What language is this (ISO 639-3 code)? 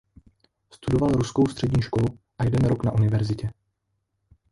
ces